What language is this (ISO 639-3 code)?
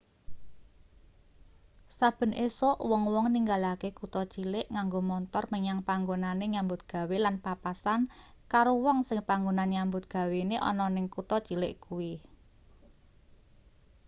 jav